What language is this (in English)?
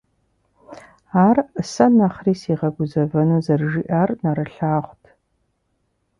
Kabardian